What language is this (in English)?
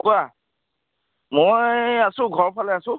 Assamese